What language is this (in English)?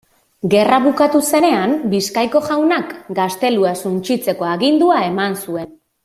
Basque